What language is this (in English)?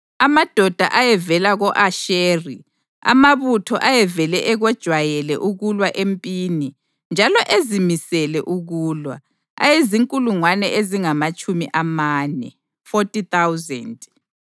North Ndebele